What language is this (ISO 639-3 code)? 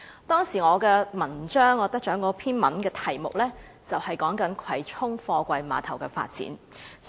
yue